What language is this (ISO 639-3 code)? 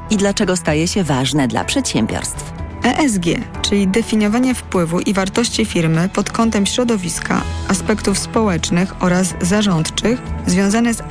pol